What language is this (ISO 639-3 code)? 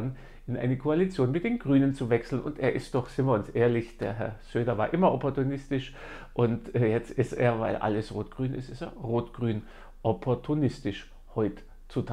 deu